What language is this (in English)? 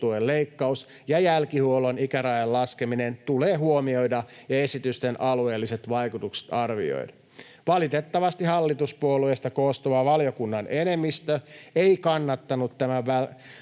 Finnish